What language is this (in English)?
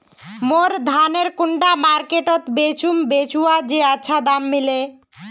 Magahi